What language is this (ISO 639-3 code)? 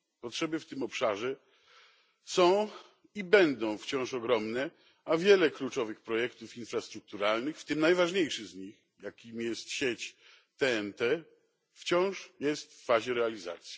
pol